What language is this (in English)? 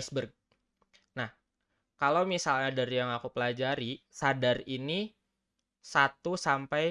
Indonesian